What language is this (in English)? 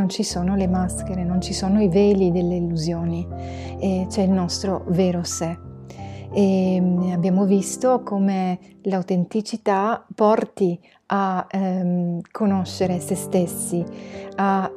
Italian